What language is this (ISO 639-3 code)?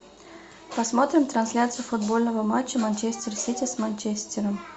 rus